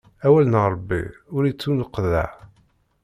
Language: Kabyle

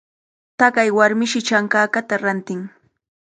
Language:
Cajatambo North Lima Quechua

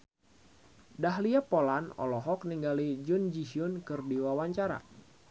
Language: Sundanese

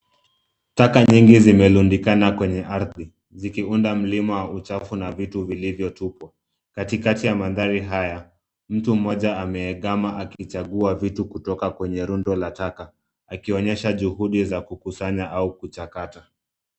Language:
Swahili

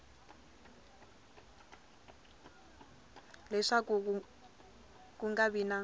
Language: Tsonga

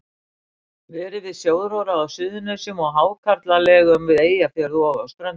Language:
Icelandic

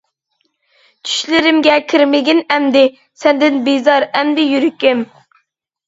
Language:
Uyghur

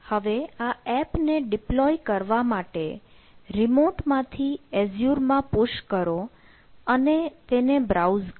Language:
Gujarati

